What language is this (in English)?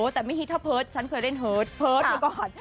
Thai